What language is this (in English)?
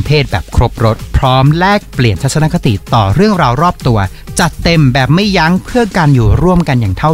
Thai